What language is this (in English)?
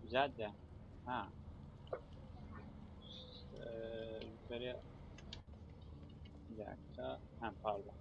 Turkish